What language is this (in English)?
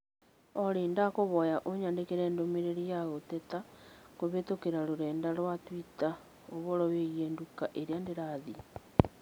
Kikuyu